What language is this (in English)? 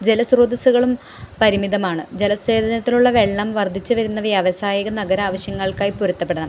Malayalam